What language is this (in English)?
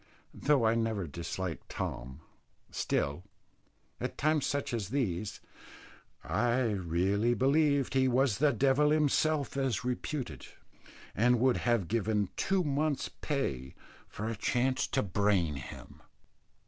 English